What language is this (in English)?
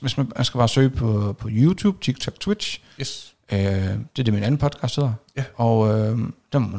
Danish